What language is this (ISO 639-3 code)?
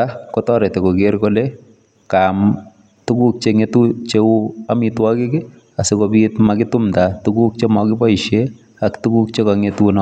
kln